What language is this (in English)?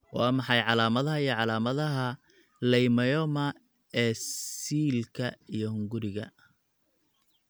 Somali